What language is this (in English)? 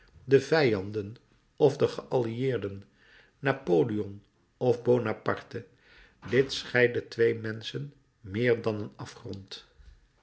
Dutch